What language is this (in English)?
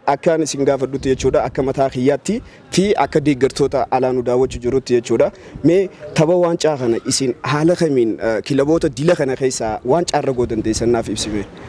Arabic